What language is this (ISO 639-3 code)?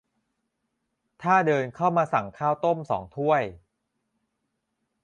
tha